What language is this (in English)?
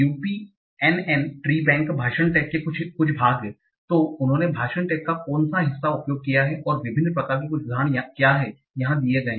Hindi